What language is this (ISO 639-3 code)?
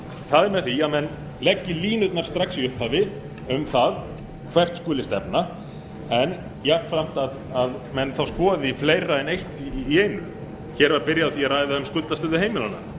isl